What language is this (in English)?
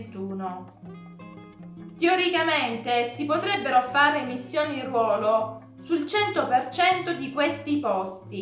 Italian